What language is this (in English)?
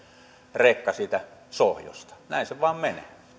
Finnish